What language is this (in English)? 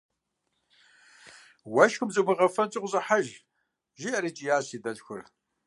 Kabardian